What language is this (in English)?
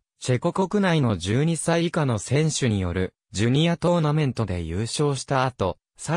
Japanese